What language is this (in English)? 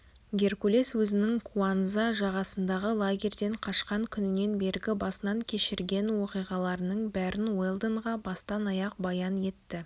Kazakh